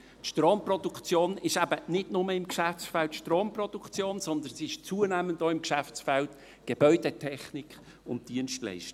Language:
Swiss German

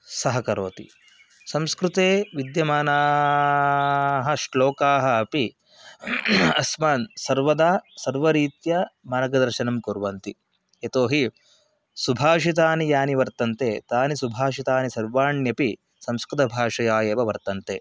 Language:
Sanskrit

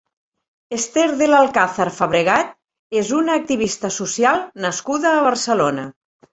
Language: Catalan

